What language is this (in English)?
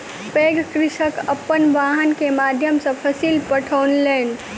Maithili